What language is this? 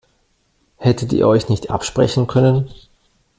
German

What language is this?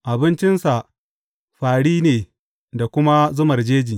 Hausa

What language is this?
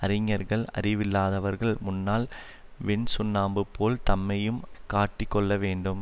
Tamil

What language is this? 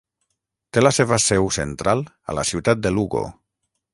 Catalan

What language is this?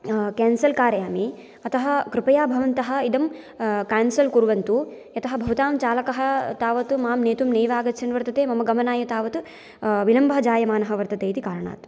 Sanskrit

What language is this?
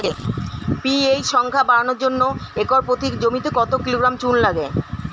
Bangla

